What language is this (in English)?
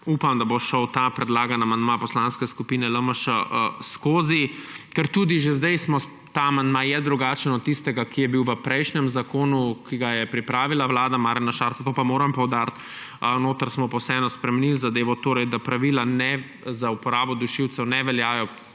Slovenian